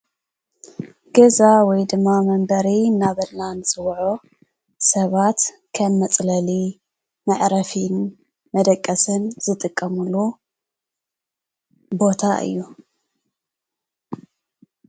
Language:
Tigrinya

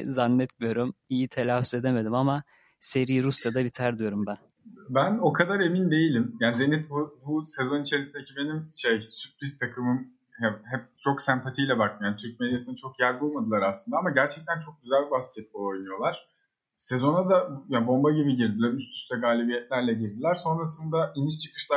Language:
Turkish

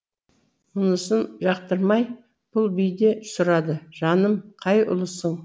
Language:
Kazakh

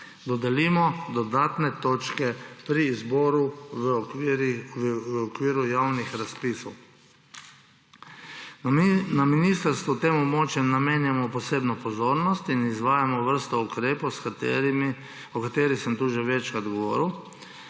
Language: Slovenian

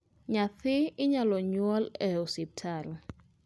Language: Luo (Kenya and Tanzania)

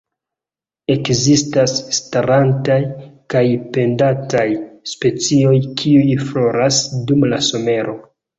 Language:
Esperanto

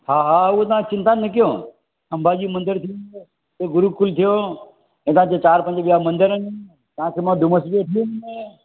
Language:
Sindhi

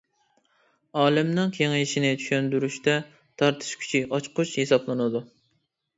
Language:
Uyghur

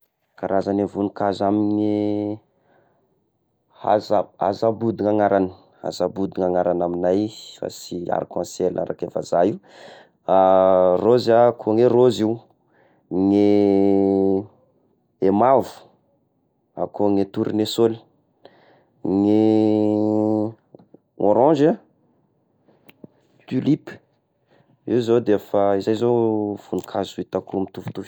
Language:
Tesaka Malagasy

